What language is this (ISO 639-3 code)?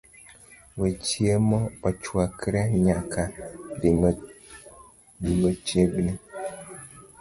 luo